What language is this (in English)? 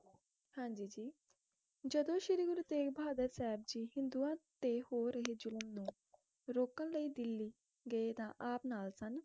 Punjabi